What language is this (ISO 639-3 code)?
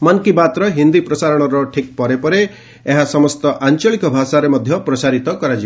ori